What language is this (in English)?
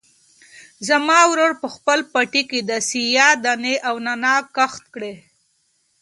Pashto